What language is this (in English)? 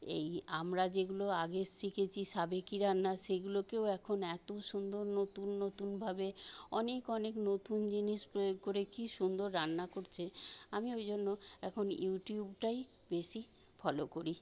Bangla